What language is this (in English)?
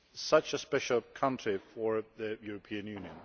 English